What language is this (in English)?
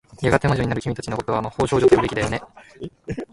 Japanese